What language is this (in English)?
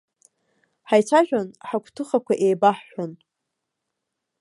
Abkhazian